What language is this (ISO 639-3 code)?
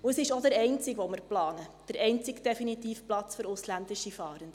gsw